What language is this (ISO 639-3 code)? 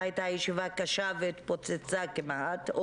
heb